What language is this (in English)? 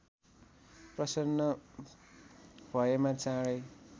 Nepali